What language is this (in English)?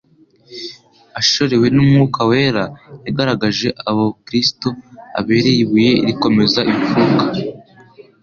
Kinyarwanda